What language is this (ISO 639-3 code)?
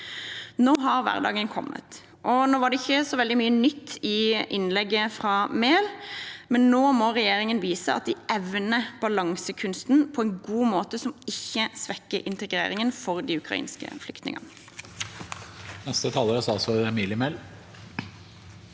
nor